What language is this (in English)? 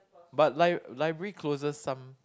English